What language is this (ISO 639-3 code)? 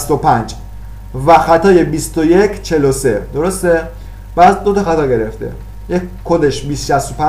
fas